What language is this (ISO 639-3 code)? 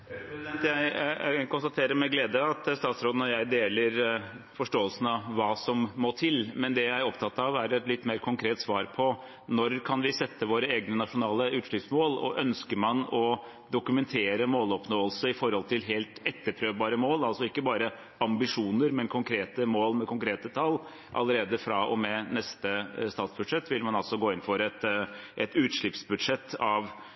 nob